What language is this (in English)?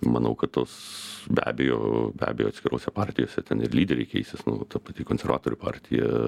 Lithuanian